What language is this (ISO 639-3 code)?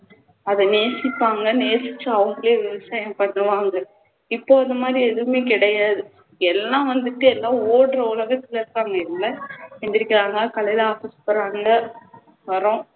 tam